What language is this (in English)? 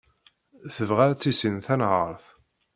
Kabyle